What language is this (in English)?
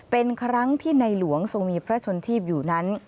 Thai